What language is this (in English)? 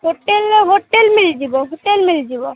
Odia